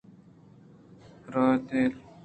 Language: Eastern Balochi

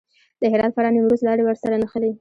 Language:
Pashto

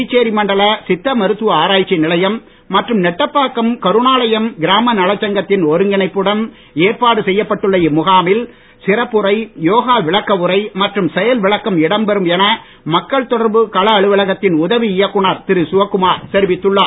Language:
Tamil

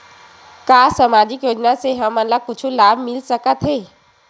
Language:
Chhattisgarhi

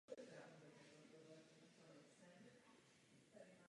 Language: Czech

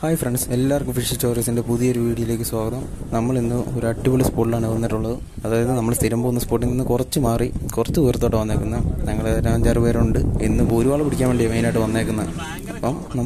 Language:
Thai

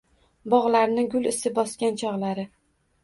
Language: Uzbek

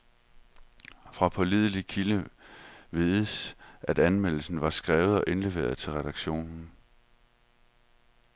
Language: Danish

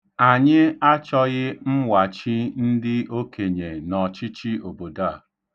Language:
Igbo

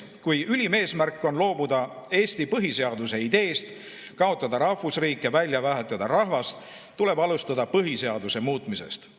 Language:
Estonian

